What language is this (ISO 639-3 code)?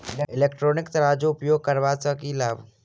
mai